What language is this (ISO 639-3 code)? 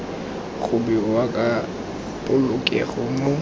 tsn